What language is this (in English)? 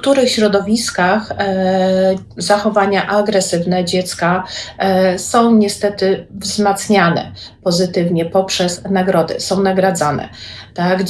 Polish